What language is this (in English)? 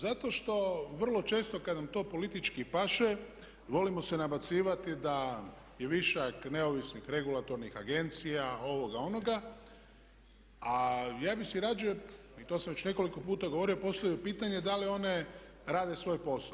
Croatian